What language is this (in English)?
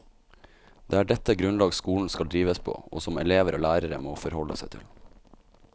Norwegian